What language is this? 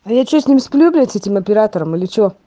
Russian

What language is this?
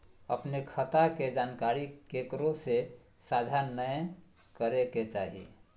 Magahi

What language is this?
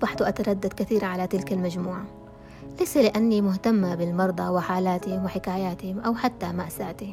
Arabic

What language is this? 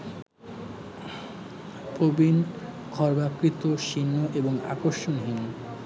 Bangla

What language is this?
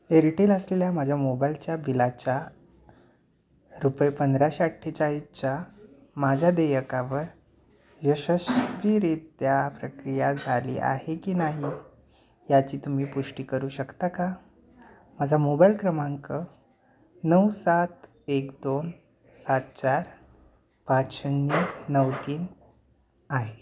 Marathi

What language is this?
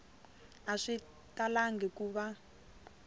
Tsonga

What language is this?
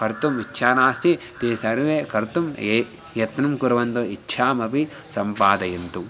Sanskrit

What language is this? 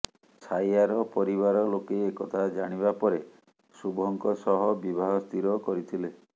Odia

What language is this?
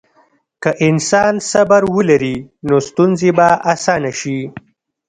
Pashto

